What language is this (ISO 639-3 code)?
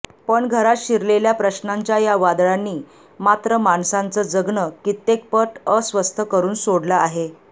mar